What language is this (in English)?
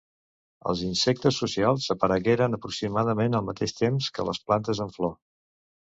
Catalan